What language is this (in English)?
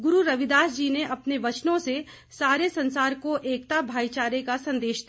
Hindi